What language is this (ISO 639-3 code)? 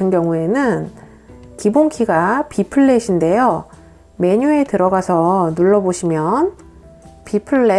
kor